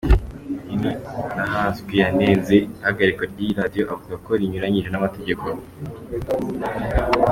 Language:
Kinyarwanda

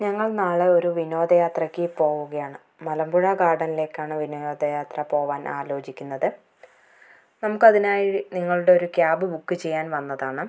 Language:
Malayalam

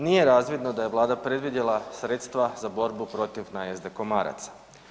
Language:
Croatian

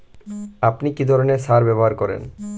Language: Bangla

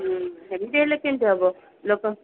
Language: Odia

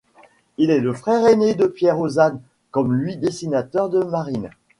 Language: French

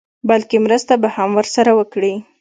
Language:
Pashto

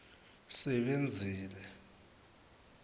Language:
Swati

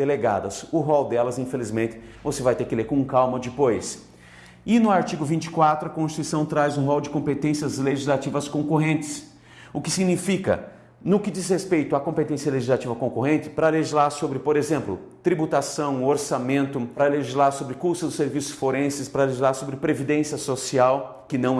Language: Portuguese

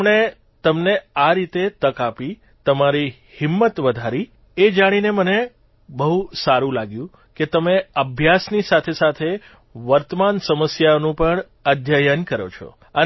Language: Gujarati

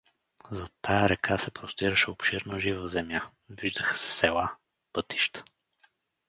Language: Bulgarian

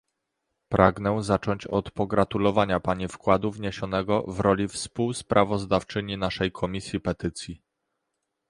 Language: Polish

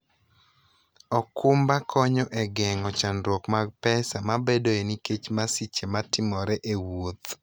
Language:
Luo (Kenya and Tanzania)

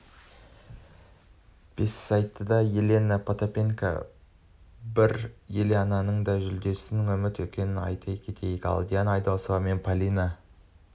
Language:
Kazakh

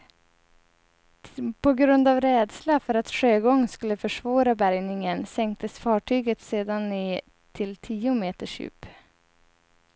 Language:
Swedish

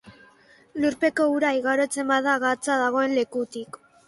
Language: Basque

